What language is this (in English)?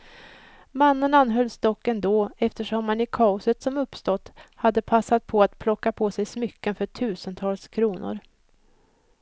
Swedish